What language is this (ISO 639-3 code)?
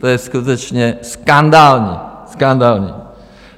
ces